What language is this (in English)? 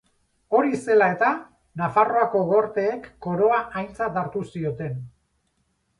Basque